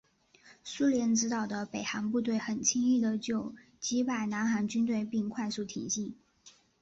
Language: Chinese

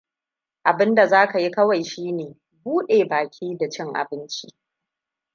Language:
Hausa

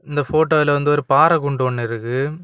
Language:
Tamil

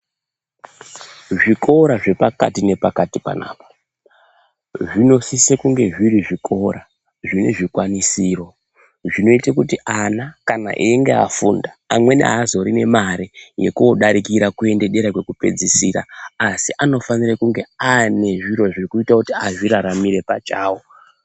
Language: Ndau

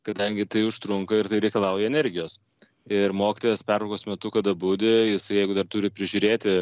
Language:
Lithuanian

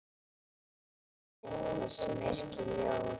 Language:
Icelandic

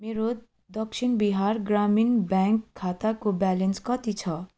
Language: Nepali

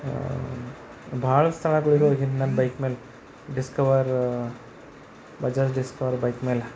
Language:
Kannada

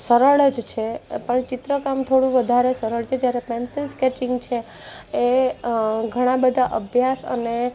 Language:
Gujarati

